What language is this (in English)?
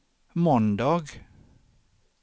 Swedish